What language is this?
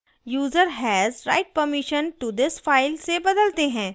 Hindi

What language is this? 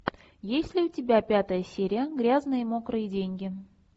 Russian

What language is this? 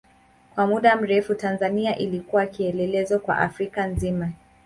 Swahili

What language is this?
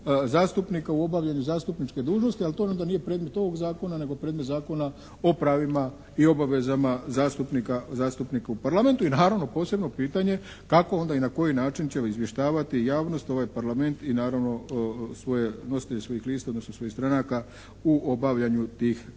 Croatian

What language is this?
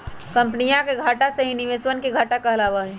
Magahi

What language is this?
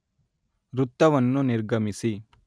Kannada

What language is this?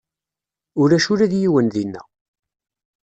Kabyle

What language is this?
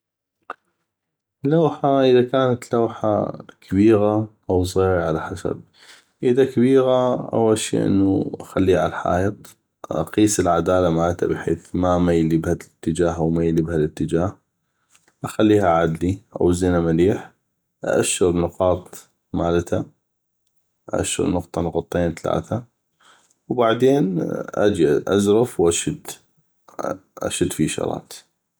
North Mesopotamian Arabic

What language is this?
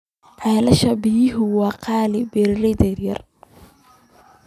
Somali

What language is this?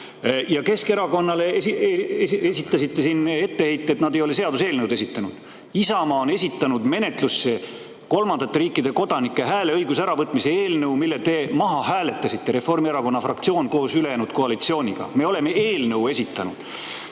Estonian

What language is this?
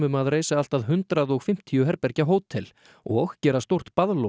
Icelandic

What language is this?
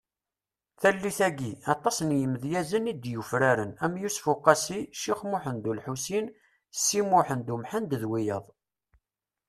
Kabyle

